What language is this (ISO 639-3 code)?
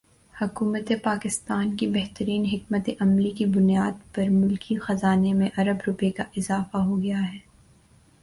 urd